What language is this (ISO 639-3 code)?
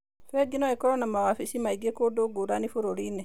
kik